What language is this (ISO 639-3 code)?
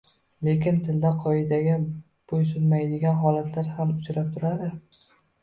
uzb